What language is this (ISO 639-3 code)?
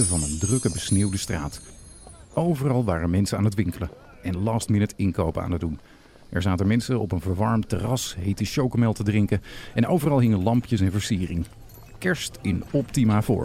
nld